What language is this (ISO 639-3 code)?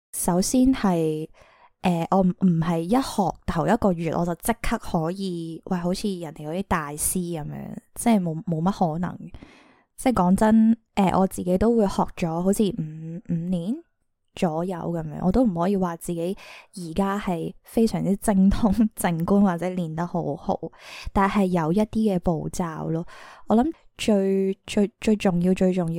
zho